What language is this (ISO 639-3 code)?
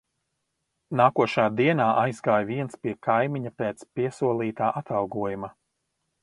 lav